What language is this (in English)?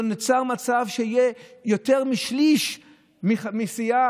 Hebrew